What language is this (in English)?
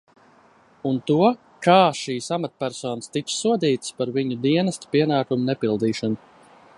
Latvian